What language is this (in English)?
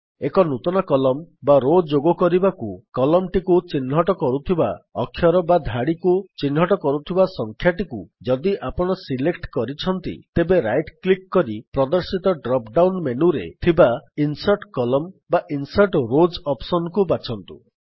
Odia